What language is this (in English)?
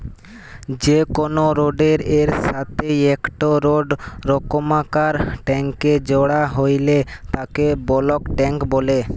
Bangla